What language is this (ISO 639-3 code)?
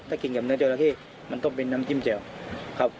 tha